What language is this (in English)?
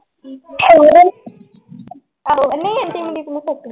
Punjabi